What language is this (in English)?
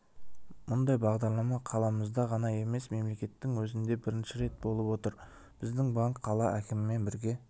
Kazakh